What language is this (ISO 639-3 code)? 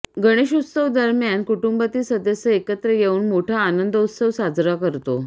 mar